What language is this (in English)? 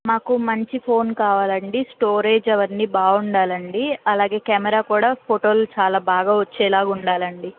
Telugu